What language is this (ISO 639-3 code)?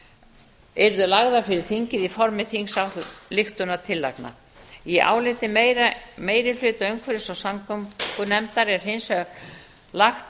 isl